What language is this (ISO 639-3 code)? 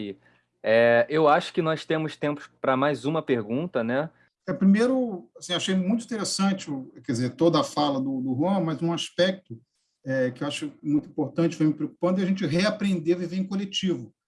por